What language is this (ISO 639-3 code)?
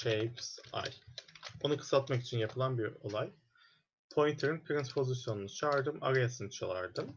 tur